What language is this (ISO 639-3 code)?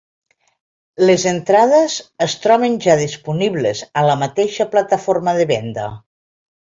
cat